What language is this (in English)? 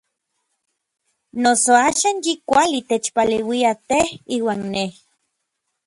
Orizaba Nahuatl